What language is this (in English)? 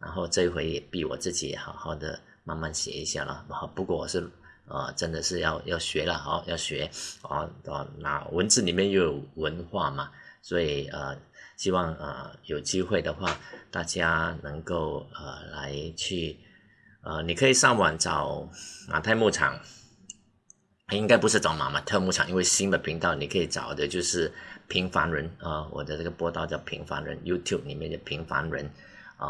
Chinese